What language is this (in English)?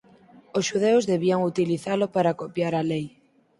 Galician